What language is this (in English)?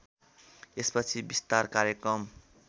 Nepali